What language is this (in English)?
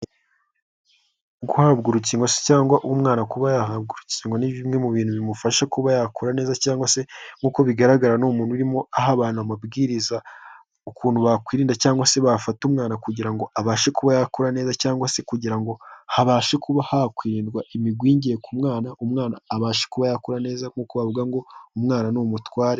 Kinyarwanda